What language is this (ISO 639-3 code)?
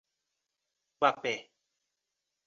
por